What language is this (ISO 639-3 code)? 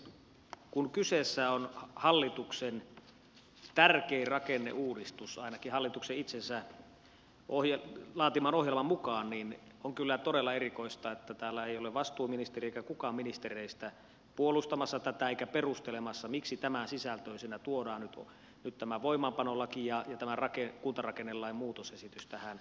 fin